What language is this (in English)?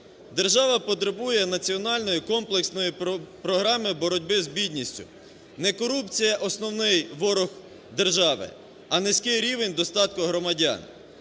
Ukrainian